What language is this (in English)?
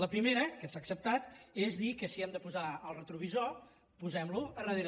Catalan